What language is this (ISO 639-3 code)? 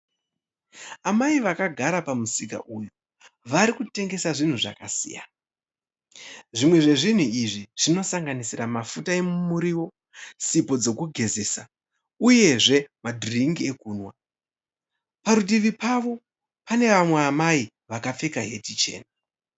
sna